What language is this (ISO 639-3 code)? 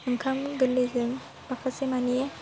brx